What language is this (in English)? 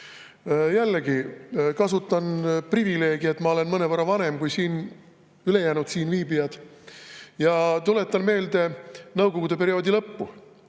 Estonian